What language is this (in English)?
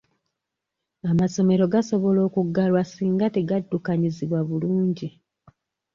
Ganda